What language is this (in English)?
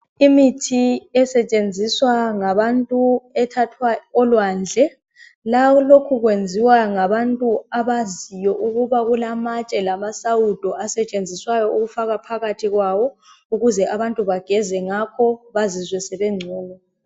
North Ndebele